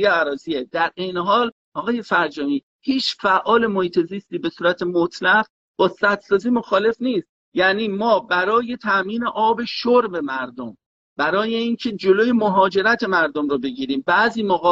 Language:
Persian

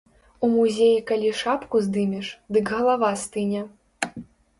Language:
Belarusian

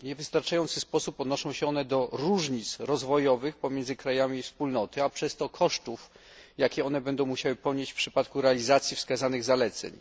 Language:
Polish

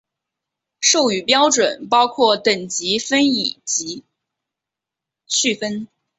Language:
Chinese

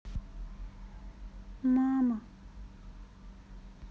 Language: Russian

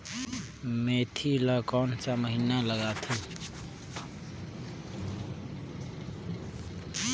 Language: Chhattisgarhi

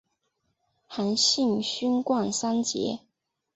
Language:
Chinese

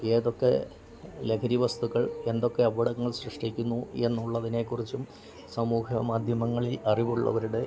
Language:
Malayalam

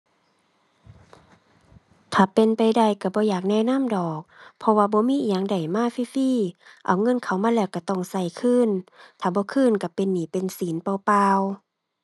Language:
Thai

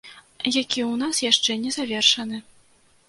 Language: Belarusian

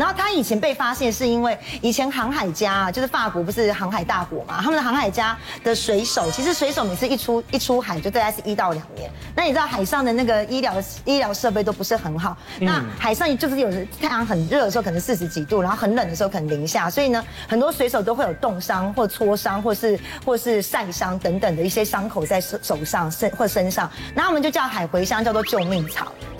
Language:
Chinese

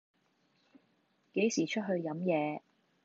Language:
Cantonese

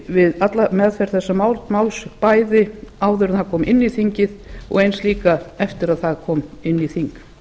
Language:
Icelandic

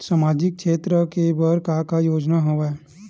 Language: Chhattisgarhi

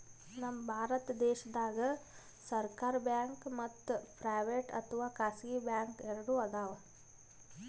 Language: Kannada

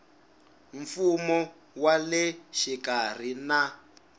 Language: Tsonga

